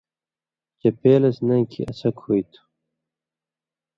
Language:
Indus Kohistani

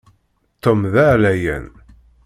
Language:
Kabyle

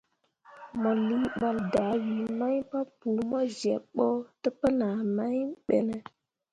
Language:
Mundang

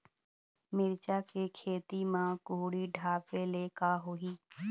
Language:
Chhattisgarhi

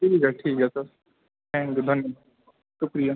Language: Urdu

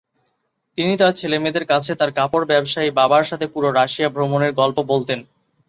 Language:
Bangla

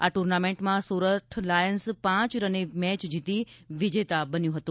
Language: Gujarati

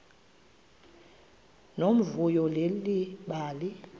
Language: Xhosa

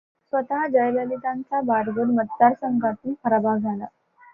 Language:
Marathi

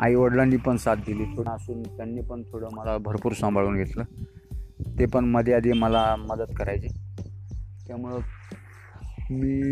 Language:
Hindi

